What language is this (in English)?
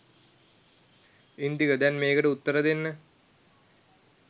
Sinhala